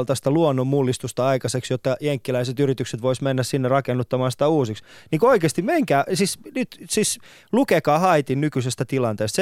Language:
Finnish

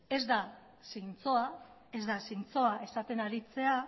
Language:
Basque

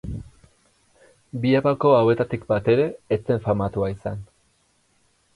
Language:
Basque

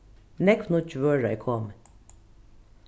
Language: Faroese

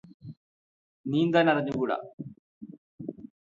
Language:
Malayalam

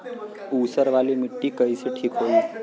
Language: Bhojpuri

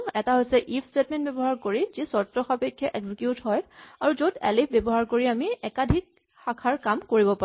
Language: Assamese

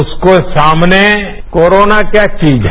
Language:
Hindi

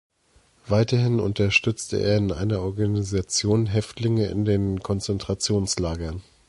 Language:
German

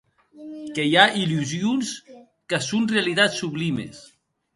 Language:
Occitan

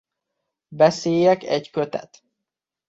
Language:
Hungarian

